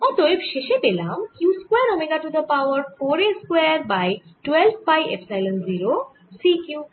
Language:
Bangla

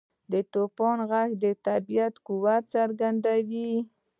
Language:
Pashto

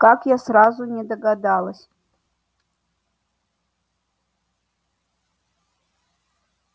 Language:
Russian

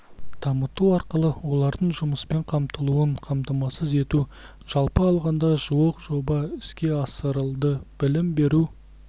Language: Kazakh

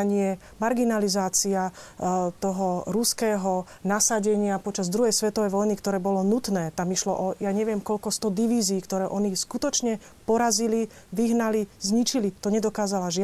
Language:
Slovak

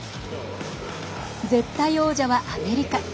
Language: Japanese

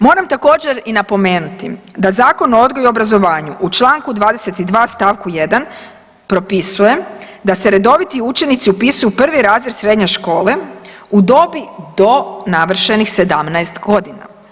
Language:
Croatian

